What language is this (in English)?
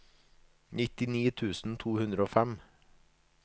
Norwegian